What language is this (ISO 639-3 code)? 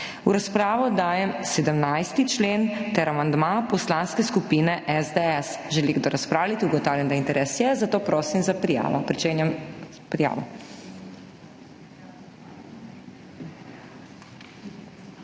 slv